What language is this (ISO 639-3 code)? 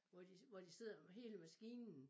dan